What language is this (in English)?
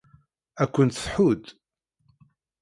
Kabyle